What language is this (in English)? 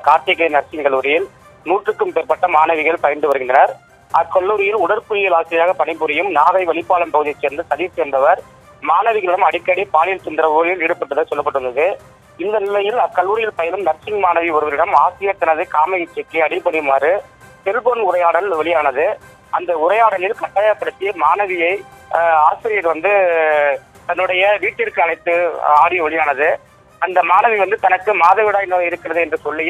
Thai